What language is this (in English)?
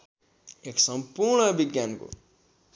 Nepali